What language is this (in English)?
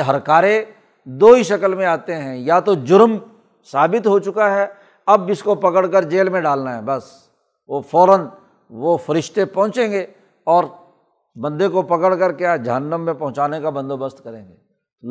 Urdu